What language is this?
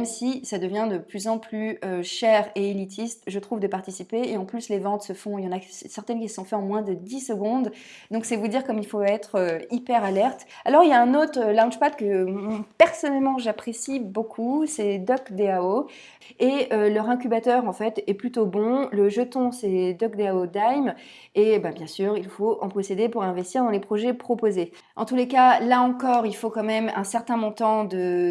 French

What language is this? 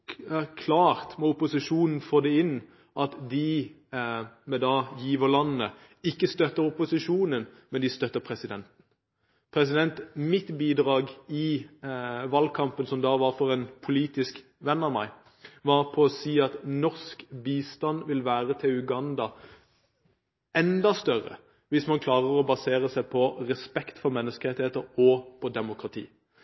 Norwegian Bokmål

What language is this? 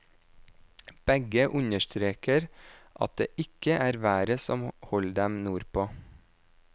Norwegian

